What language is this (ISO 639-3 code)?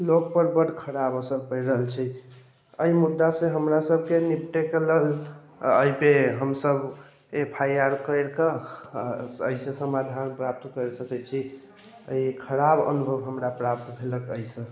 mai